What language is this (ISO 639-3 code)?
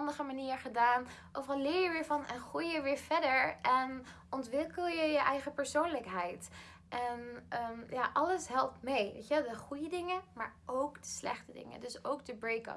nld